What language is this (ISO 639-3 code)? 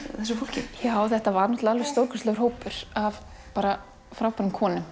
isl